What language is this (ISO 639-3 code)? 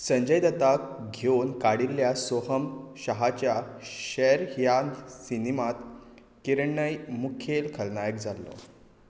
kok